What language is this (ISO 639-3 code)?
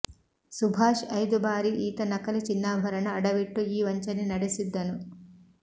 kan